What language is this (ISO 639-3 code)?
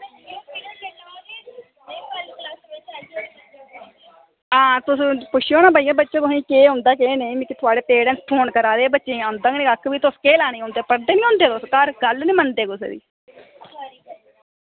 doi